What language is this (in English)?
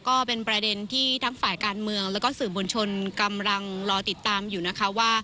Thai